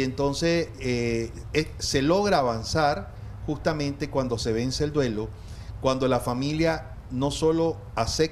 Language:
Spanish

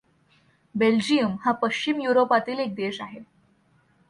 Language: Marathi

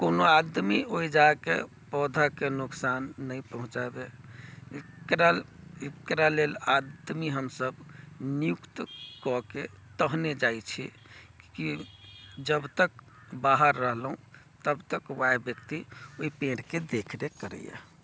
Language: Maithili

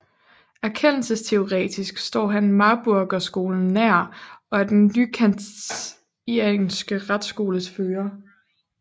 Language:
Danish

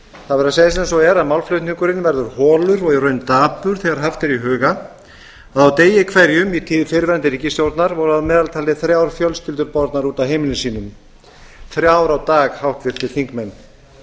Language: Icelandic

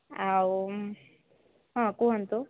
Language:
Odia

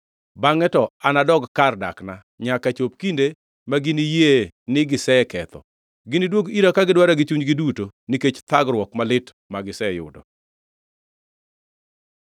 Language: Luo (Kenya and Tanzania)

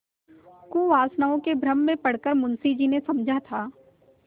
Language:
Hindi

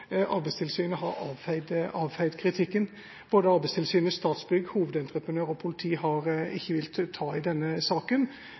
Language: Norwegian Bokmål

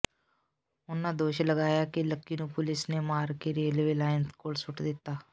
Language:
Punjabi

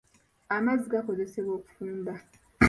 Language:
Ganda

